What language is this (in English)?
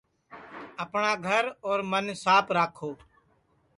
Sansi